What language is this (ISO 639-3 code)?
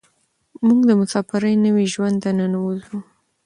pus